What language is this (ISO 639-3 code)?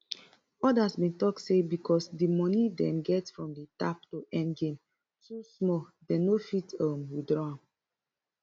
pcm